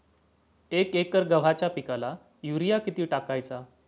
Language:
Marathi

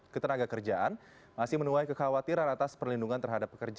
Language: Indonesian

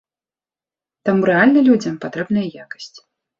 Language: Belarusian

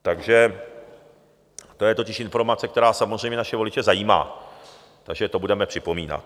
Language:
Czech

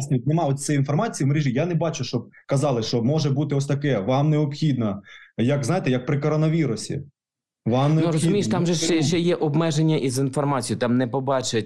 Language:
Ukrainian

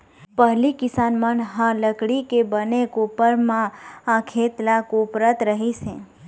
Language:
Chhattisgarhi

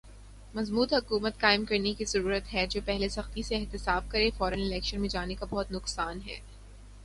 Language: Urdu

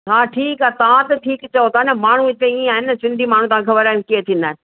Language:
Sindhi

